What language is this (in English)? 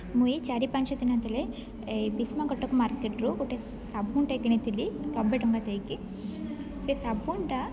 Odia